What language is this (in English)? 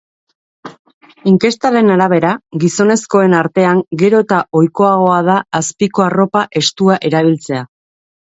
Basque